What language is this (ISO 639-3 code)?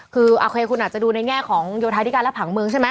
tha